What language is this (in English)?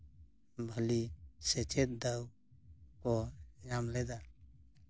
Santali